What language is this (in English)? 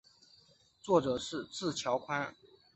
Chinese